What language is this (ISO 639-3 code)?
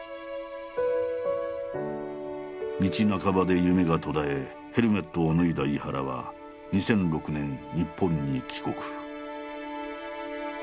jpn